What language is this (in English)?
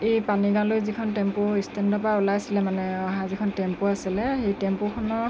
Assamese